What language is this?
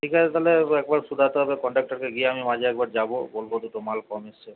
Bangla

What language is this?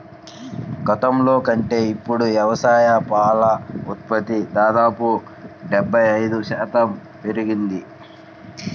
Telugu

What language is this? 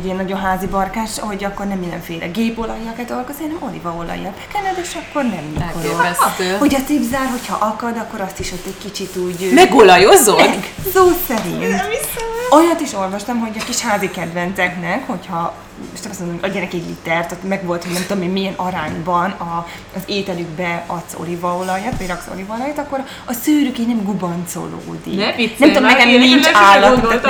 Hungarian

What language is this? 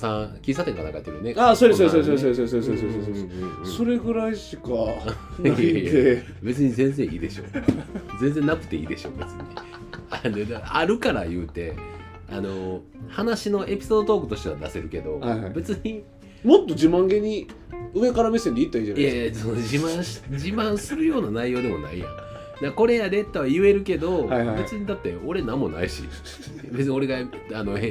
Japanese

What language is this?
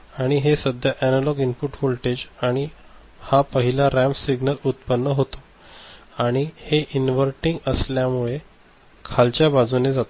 Marathi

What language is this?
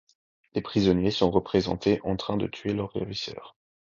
French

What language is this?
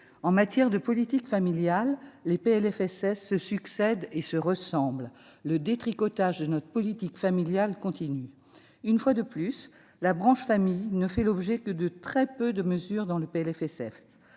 French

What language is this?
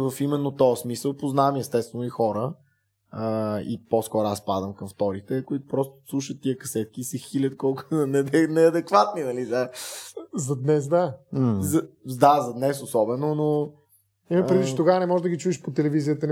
Bulgarian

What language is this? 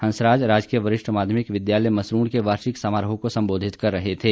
Hindi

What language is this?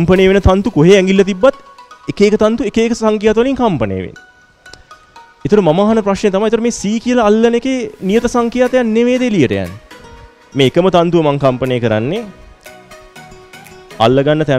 Hindi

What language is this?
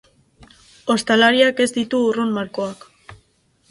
Basque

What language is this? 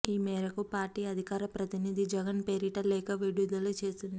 Telugu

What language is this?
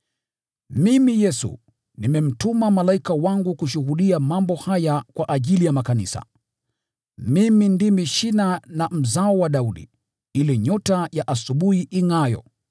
Swahili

